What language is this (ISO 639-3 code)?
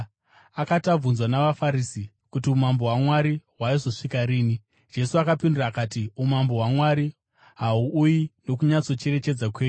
sna